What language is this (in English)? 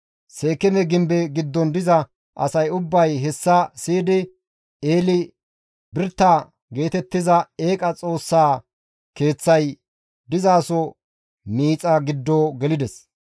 Gamo